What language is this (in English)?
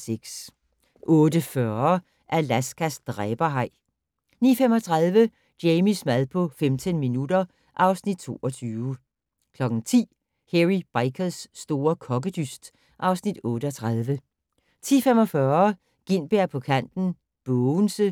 Danish